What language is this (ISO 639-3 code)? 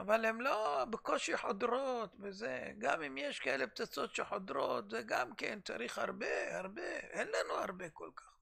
heb